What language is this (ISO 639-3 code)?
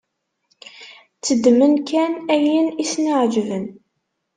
kab